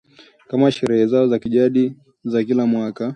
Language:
Swahili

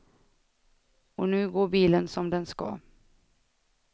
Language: Swedish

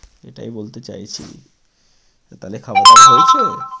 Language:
Bangla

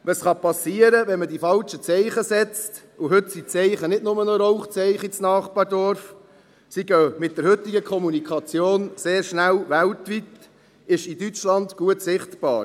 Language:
Swiss German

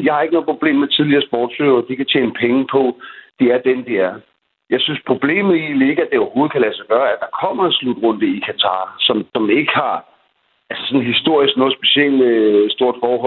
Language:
Danish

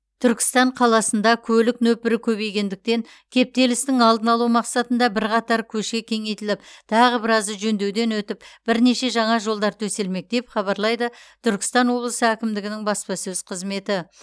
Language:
Kazakh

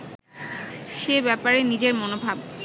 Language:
Bangla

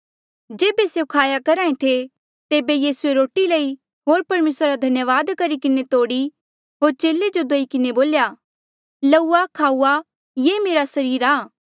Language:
Mandeali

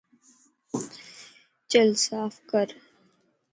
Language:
Lasi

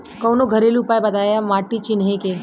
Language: Bhojpuri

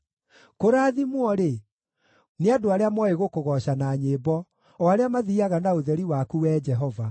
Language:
Kikuyu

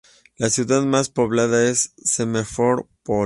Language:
Spanish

